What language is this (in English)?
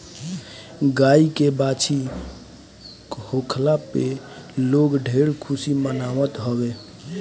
Bhojpuri